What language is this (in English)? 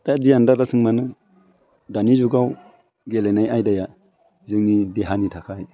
Bodo